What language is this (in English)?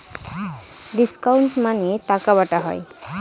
Bangla